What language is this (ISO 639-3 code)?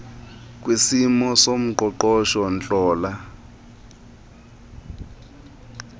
xho